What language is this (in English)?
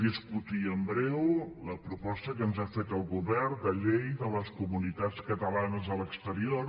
Catalan